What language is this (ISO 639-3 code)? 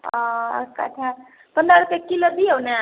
mai